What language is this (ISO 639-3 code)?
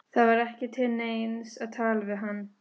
isl